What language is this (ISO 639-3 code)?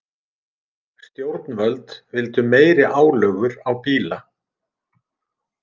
isl